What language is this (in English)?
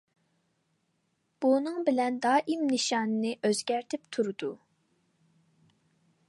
Uyghur